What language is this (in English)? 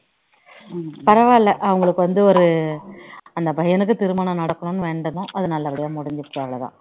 Tamil